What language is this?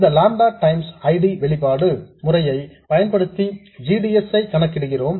Tamil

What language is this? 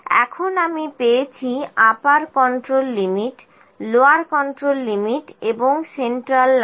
Bangla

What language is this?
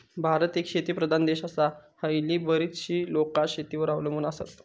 Marathi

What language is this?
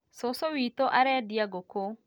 Kikuyu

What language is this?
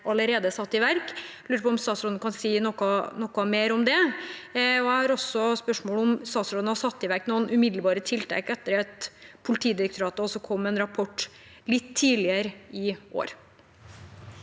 Norwegian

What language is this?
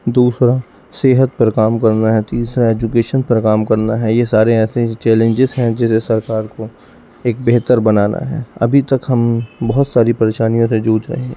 Urdu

